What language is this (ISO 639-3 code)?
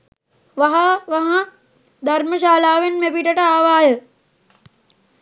sin